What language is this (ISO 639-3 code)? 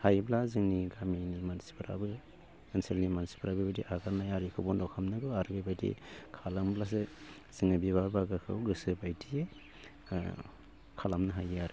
brx